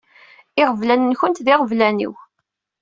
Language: Kabyle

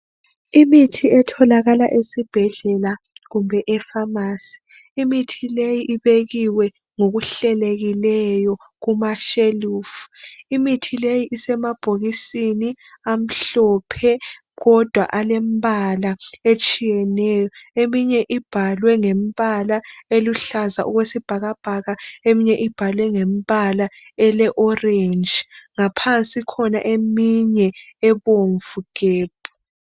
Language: North Ndebele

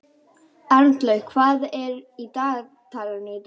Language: Icelandic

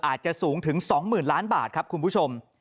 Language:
Thai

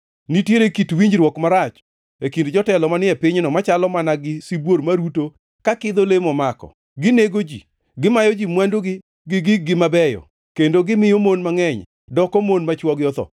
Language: Luo (Kenya and Tanzania)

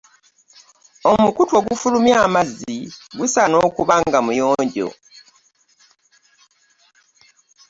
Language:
Ganda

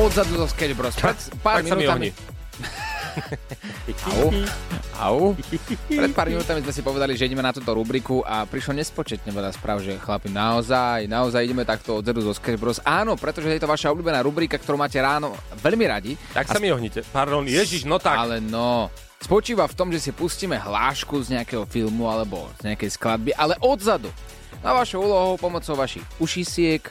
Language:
Slovak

